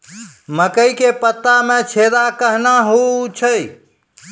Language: Maithili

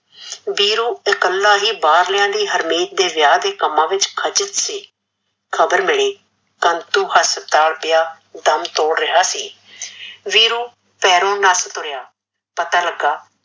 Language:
Punjabi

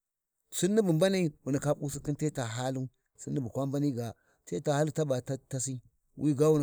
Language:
Warji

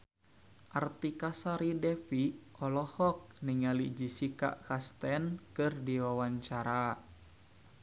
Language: Sundanese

